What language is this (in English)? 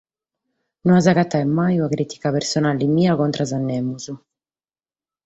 Sardinian